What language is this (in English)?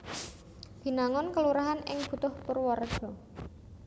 Javanese